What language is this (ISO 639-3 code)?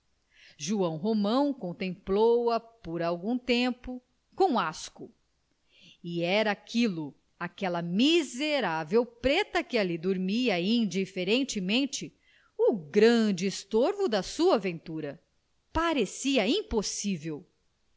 por